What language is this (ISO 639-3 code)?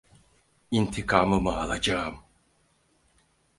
tur